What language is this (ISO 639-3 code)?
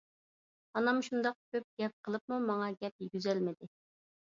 uig